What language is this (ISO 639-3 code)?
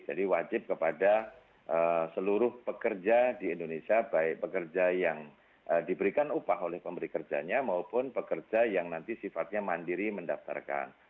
ind